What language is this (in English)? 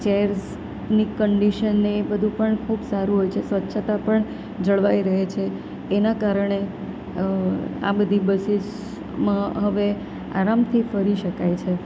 Gujarati